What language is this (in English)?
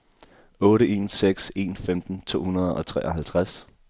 Danish